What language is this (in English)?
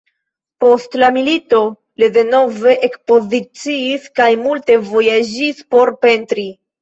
Esperanto